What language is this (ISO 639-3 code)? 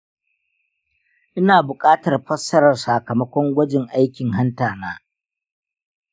hau